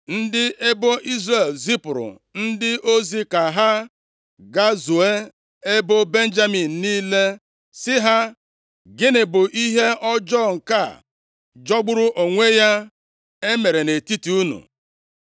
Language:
Igbo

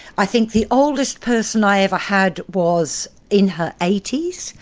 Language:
English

